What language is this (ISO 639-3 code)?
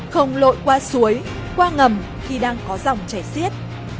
vie